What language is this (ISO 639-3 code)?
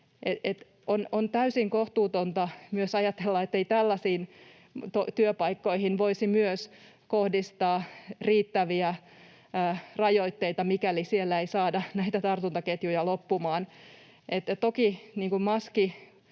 fin